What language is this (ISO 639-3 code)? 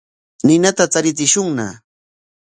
qwa